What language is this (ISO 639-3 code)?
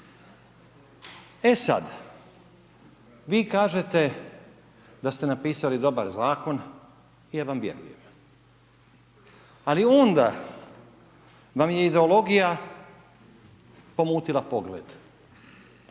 hrv